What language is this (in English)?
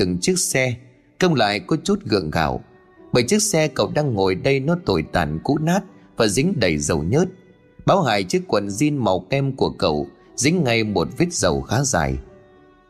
Vietnamese